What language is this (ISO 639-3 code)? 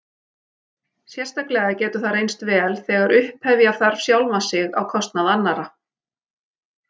isl